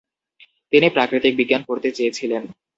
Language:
Bangla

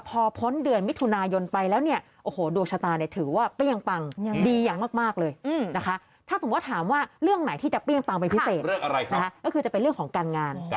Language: Thai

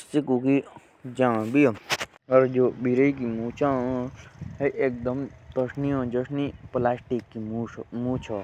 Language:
Jaunsari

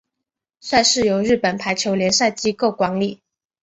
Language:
Chinese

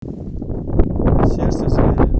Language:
Russian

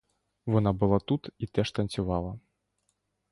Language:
Ukrainian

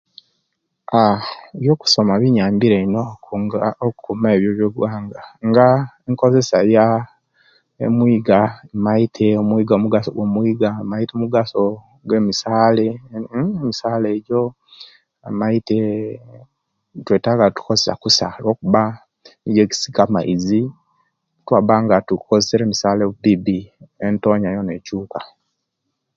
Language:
Kenyi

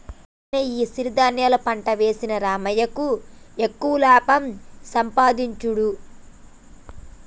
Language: Telugu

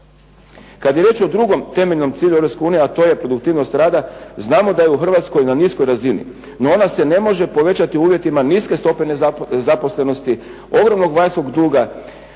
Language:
Croatian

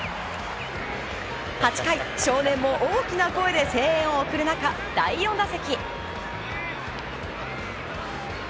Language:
Japanese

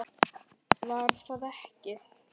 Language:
Icelandic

